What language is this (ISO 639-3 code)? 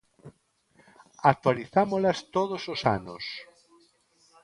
glg